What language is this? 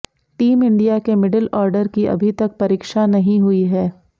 Hindi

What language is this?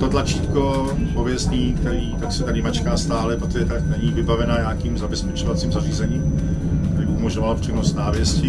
Czech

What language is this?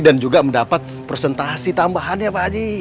Indonesian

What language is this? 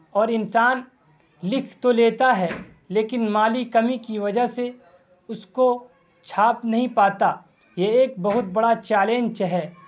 Urdu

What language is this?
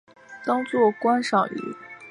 Chinese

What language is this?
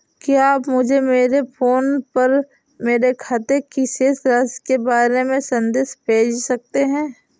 Hindi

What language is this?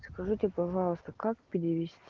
Russian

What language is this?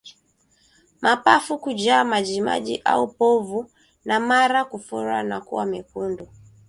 Swahili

